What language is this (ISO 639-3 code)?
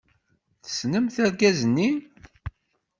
kab